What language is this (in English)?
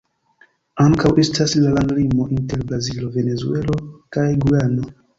Esperanto